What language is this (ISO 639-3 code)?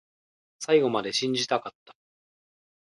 jpn